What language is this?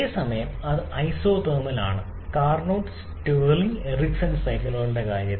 Malayalam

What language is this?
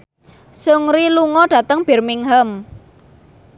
Javanese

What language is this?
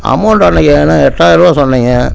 Tamil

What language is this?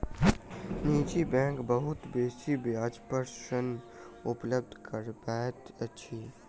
Maithili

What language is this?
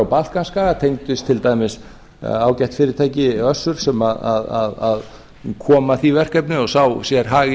Icelandic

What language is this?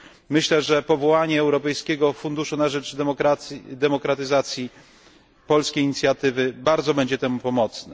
Polish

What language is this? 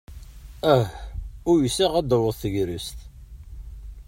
Kabyle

